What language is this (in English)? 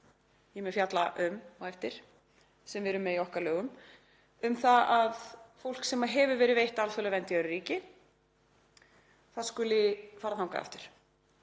Icelandic